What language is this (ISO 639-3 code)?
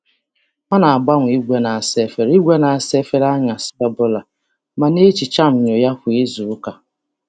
ibo